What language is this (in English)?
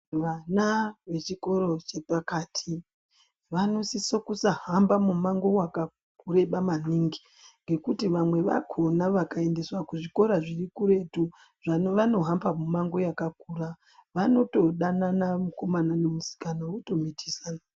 Ndau